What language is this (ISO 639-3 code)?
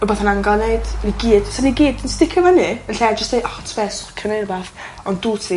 cym